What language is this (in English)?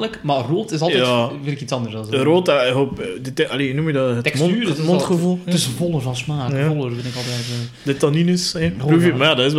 Dutch